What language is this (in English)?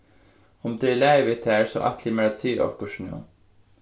Faroese